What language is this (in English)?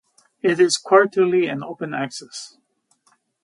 English